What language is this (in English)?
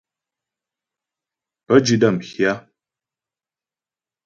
Ghomala